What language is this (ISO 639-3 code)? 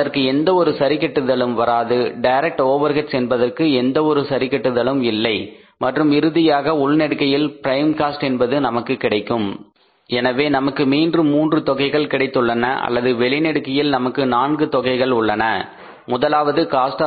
tam